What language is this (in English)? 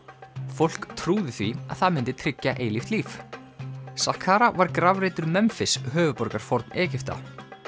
Icelandic